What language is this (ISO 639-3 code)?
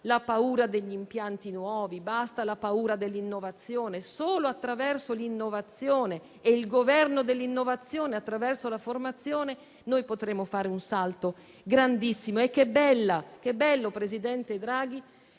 ita